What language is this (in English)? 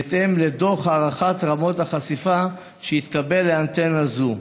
Hebrew